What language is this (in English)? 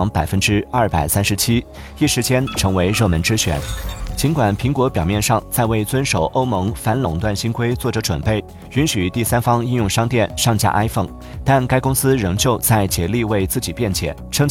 Chinese